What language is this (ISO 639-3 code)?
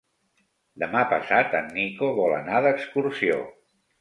cat